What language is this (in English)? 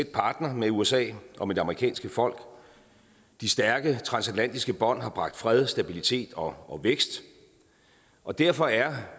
Danish